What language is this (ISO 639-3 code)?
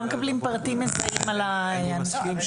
heb